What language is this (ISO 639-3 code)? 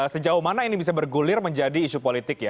ind